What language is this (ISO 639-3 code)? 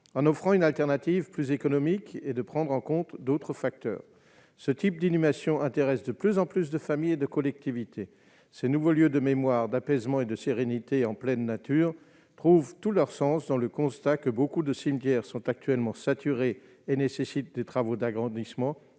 fra